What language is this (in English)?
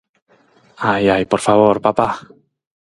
Galician